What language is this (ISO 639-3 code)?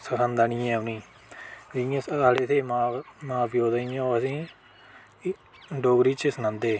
doi